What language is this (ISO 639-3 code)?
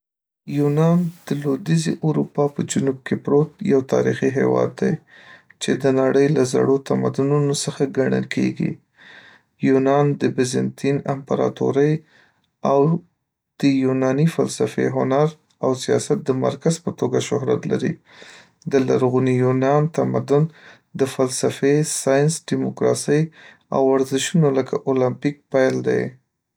pus